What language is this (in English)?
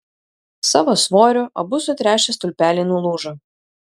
Lithuanian